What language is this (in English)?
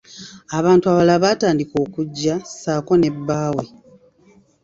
Ganda